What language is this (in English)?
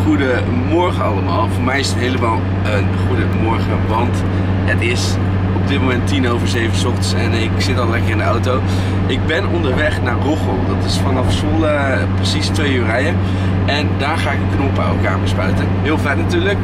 Dutch